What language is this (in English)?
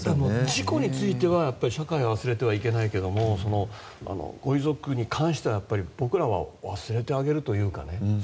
Japanese